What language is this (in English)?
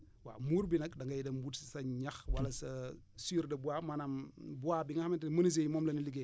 Wolof